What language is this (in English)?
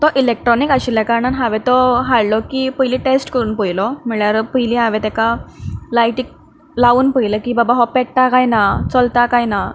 Konkani